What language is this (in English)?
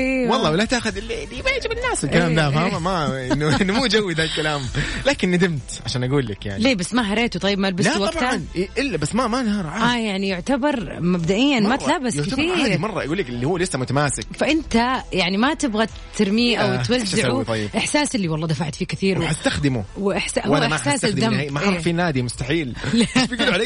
Arabic